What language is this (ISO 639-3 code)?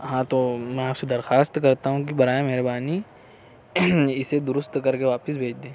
urd